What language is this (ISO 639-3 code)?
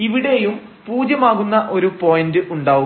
mal